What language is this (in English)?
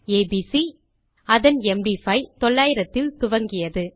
Tamil